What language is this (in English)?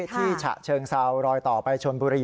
Thai